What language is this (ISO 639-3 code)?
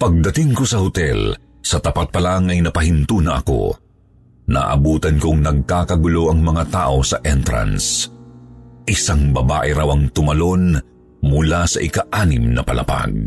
fil